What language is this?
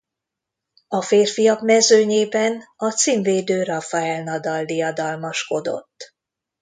Hungarian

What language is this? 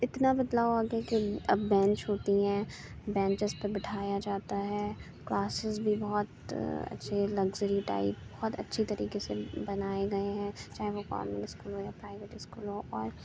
Urdu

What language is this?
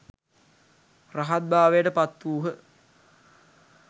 Sinhala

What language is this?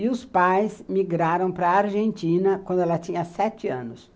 Portuguese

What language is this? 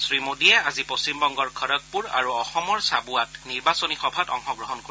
Assamese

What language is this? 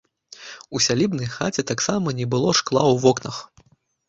Belarusian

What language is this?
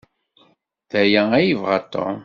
Kabyle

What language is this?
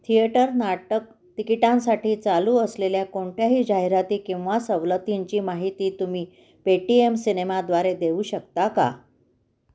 Marathi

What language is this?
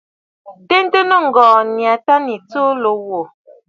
Bafut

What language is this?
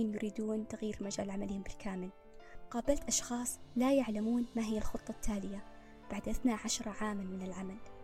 Arabic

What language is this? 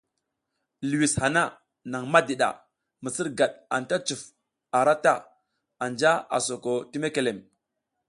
South Giziga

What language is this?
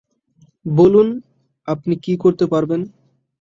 Bangla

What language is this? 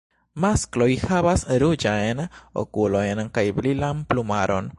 Esperanto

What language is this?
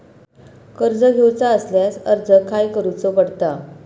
Marathi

